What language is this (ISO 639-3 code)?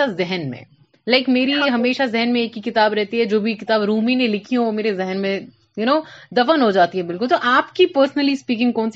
urd